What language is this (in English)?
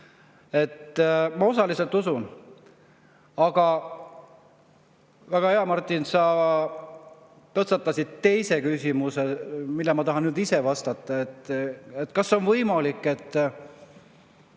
Estonian